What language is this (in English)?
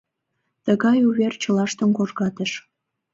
Mari